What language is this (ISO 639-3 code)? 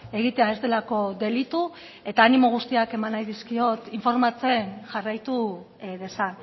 eus